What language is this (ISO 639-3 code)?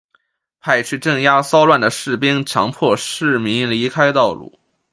zho